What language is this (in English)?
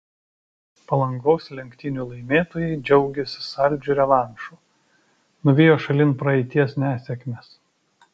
Lithuanian